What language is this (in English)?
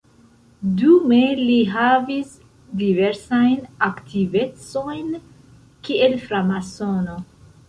Esperanto